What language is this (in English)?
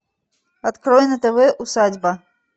Russian